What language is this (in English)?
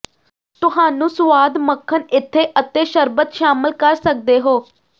Punjabi